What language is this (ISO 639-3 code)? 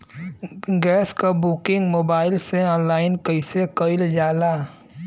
bho